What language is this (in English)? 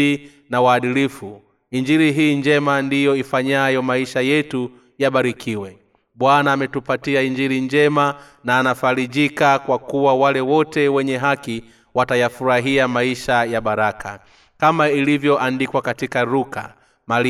Swahili